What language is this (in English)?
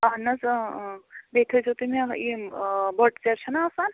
Kashmiri